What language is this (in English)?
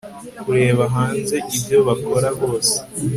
Kinyarwanda